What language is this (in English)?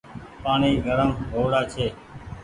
Goaria